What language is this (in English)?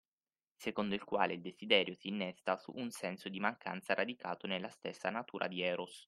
Italian